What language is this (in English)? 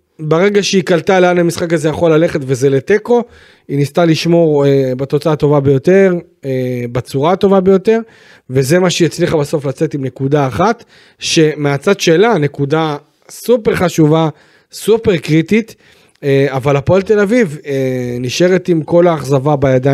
Hebrew